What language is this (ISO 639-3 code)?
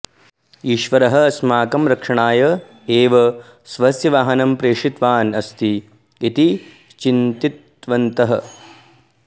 san